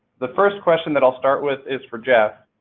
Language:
English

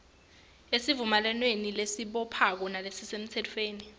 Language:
Swati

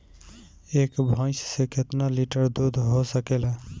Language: Bhojpuri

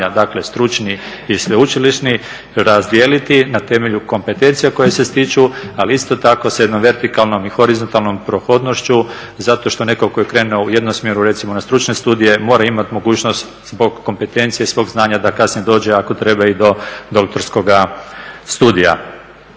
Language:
Croatian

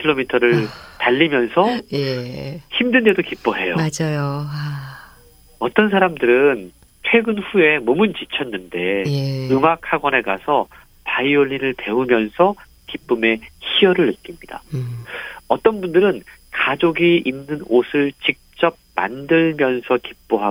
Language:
Korean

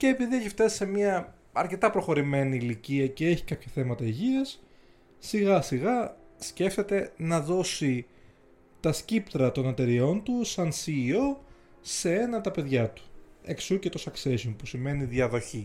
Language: Greek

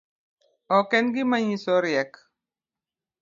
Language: Luo (Kenya and Tanzania)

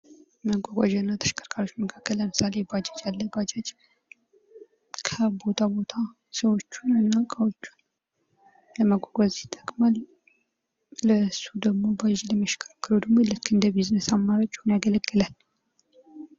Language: Amharic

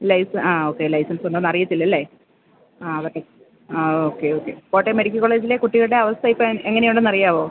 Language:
Malayalam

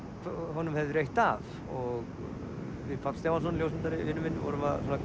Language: Icelandic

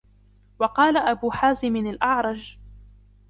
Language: Arabic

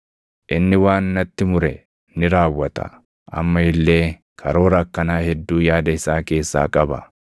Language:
Oromo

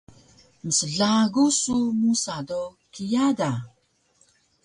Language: Taroko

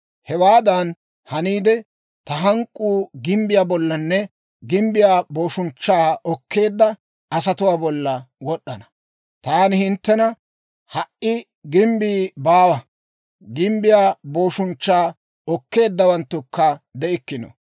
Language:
Dawro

